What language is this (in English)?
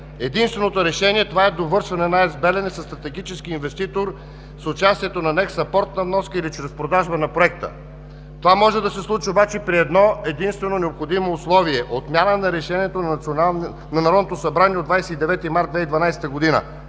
Bulgarian